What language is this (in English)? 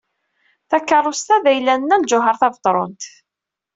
Kabyle